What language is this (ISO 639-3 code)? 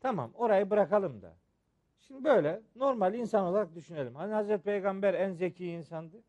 tur